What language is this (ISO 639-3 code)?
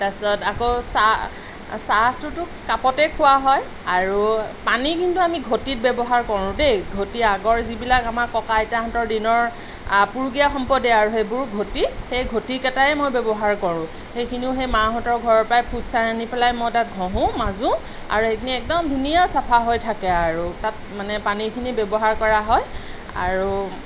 asm